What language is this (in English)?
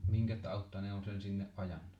Finnish